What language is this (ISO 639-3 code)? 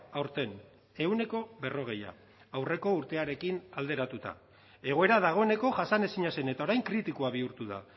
eus